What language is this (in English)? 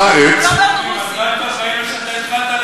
Hebrew